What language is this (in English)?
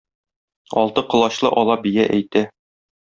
Tatar